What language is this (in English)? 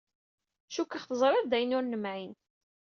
Kabyle